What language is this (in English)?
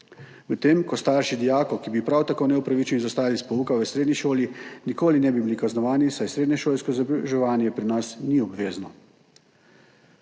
Slovenian